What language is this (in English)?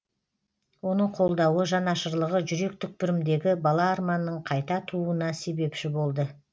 Kazakh